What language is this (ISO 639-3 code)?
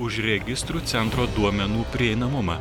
lit